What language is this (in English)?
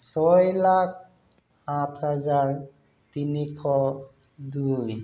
Assamese